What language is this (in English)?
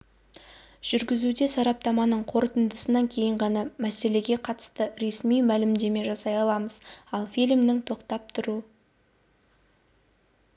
Kazakh